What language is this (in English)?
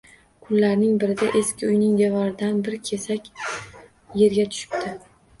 Uzbek